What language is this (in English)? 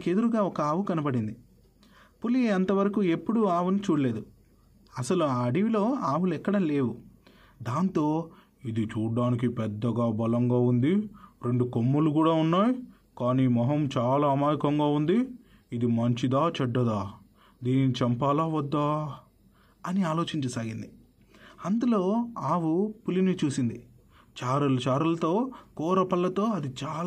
Telugu